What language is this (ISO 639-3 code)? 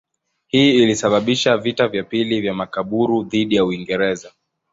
swa